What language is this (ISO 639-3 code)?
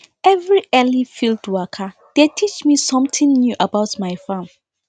pcm